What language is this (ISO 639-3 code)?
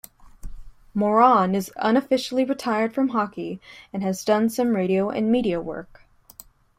eng